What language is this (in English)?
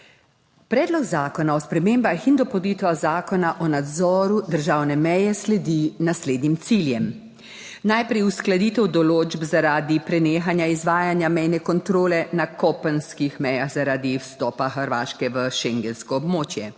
Slovenian